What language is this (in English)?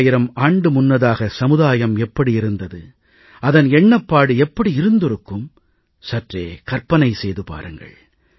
Tamil